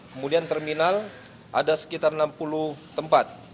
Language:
Indonesian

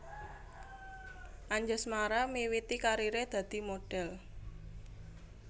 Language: Javanese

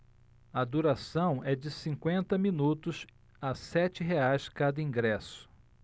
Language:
Portuguese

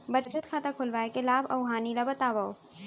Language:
Chhattisgarhi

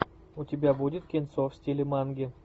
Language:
Russian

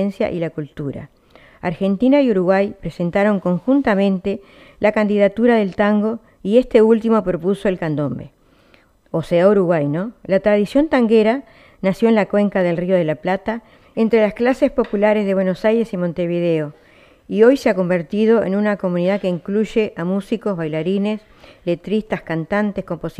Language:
Spanish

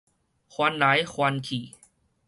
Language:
Min Nan Chinese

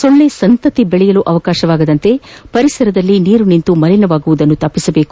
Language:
Kannada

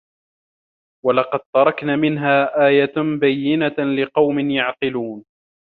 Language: Arabic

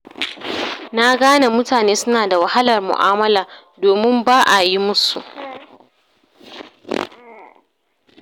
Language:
Hausa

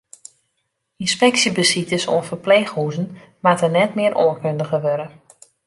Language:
Western Frisian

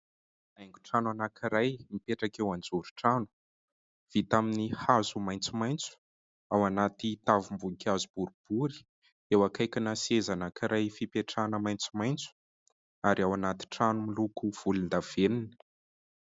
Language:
Malagasy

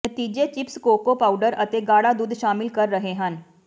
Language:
Punjabi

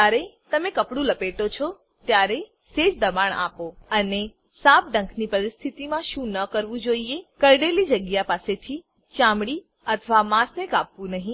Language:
Gujarati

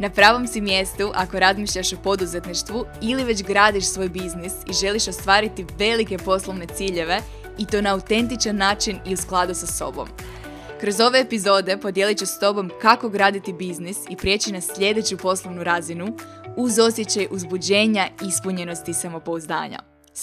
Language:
Croatian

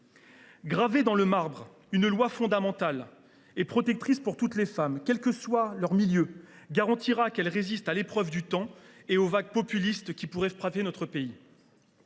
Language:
French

